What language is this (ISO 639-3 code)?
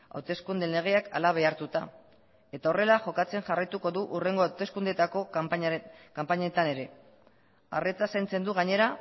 eus